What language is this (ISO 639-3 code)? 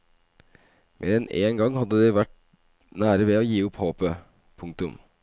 nor